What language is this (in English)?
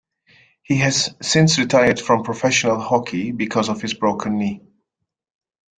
English